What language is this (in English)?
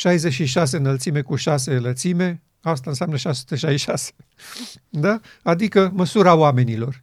Romanian